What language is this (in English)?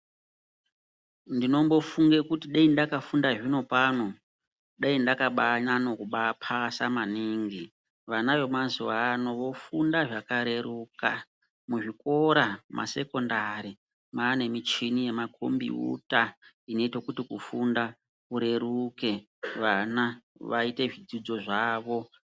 Ndau